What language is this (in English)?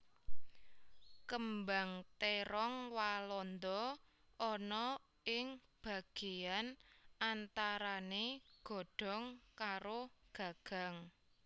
Javanese